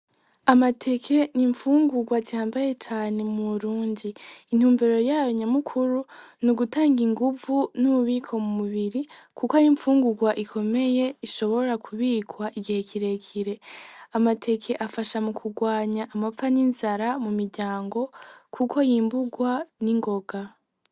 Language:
Rundi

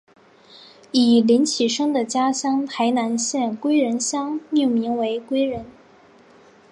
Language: Chinese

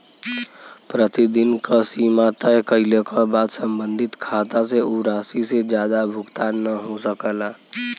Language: Bhojpuri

